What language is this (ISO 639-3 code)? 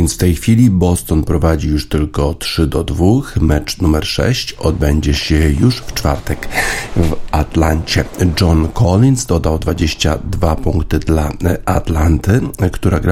pol